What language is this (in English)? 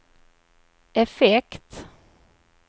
Swedish